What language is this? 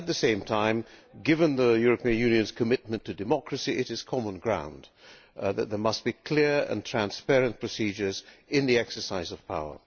English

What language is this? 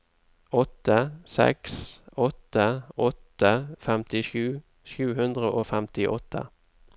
Norwegian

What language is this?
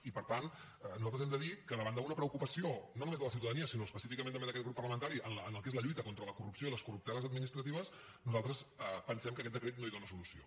Catalan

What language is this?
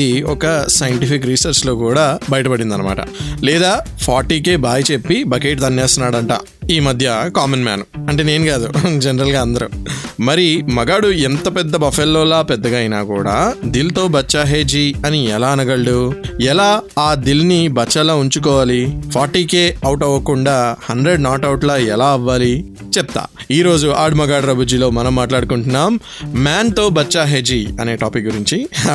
Telugu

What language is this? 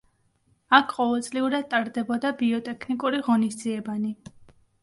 Georgian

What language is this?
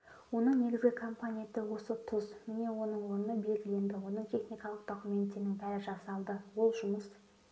Kazakh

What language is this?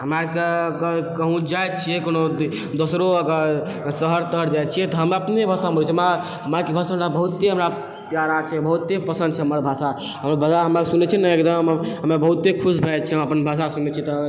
Maithili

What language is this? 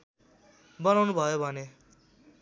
Nepali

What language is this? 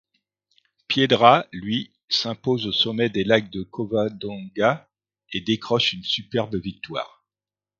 French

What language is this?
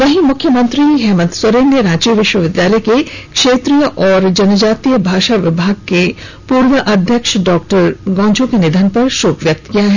Hindi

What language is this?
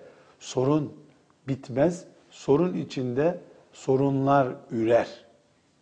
Turkish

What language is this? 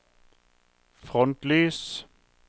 Norwegian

